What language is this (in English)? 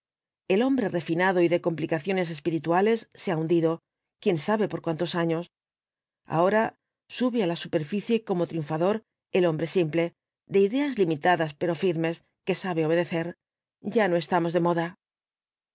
Spanish